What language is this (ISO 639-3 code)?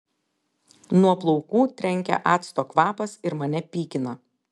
lit